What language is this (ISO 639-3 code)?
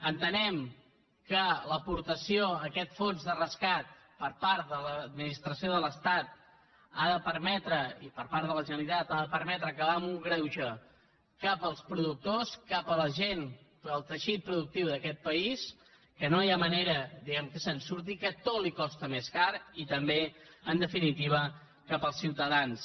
cat